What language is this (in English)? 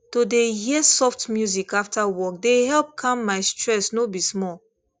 Nigerian Pidgin